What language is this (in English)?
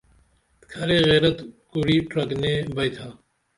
Dameli